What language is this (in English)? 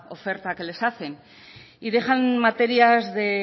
Spanish